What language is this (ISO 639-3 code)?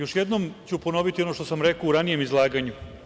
srp